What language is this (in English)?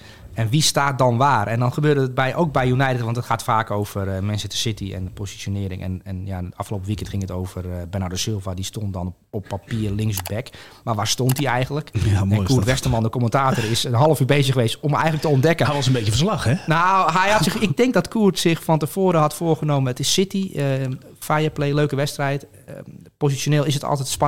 Dutch